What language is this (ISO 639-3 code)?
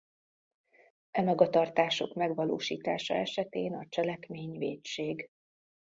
hun